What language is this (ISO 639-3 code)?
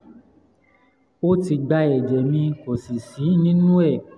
yor